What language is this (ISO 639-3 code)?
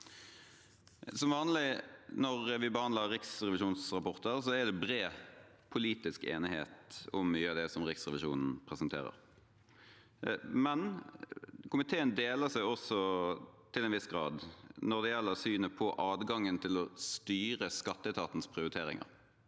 nor